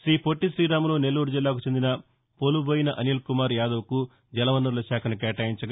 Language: Telugu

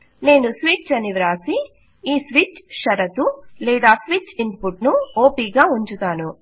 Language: Telugu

